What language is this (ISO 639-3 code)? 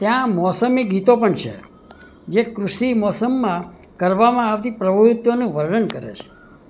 guj